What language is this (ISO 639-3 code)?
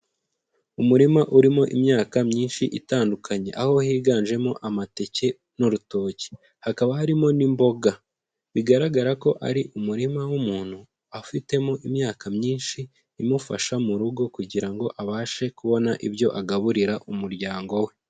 kin